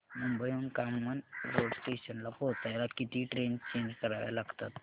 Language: Marathi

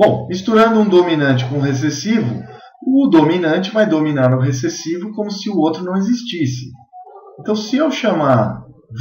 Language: Portuguese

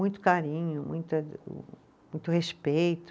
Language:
Portuguese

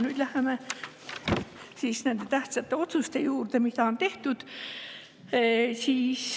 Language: Estonian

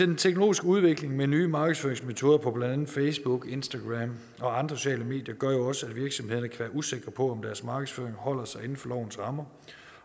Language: Danish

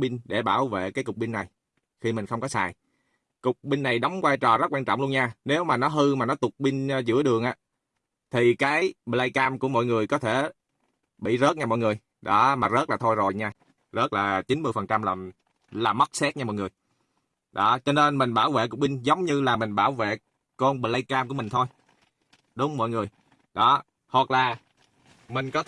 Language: Vietnamese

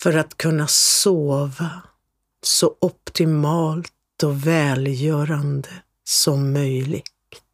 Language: Swedish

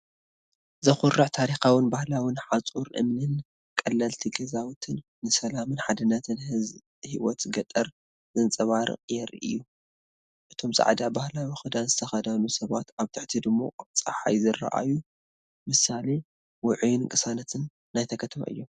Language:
Tigrinya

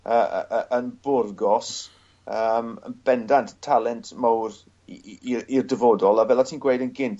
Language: Welsh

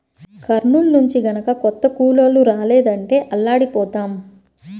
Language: Telugu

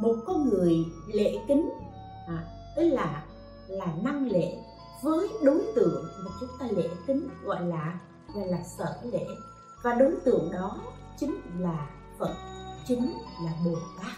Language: Vietnamese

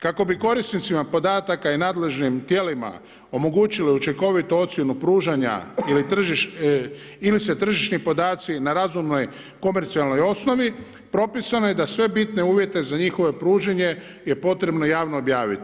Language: Croatian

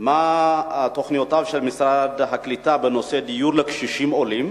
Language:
Hebrew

